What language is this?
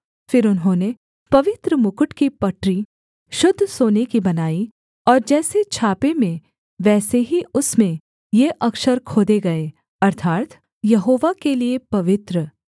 Hindi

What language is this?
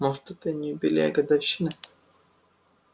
Russian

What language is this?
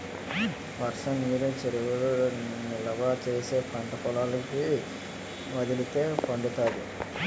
Telugu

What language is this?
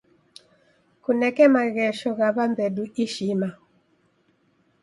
Taita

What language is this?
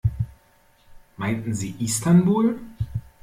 German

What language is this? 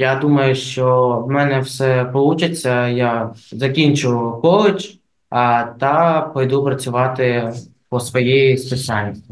Ukrainian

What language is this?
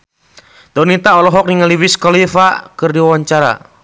Sundanese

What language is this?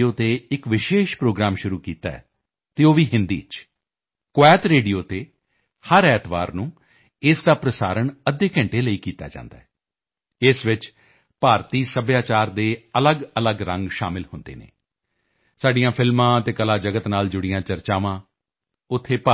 Punjabi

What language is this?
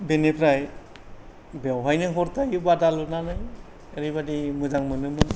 Bodo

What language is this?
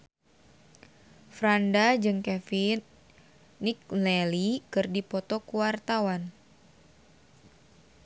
Sundanese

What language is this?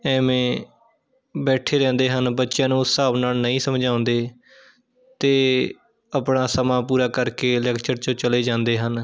Punjabi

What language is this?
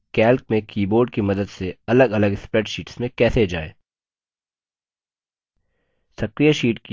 Hindi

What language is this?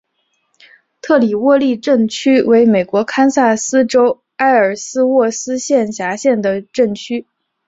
Chinese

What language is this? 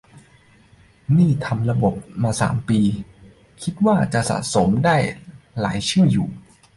Thai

